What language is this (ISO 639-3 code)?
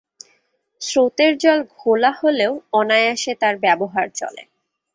ben